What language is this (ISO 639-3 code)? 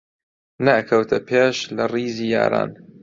ckb